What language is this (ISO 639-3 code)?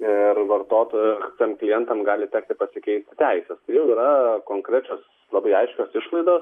lit